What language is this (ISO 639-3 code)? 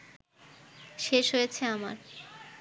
ben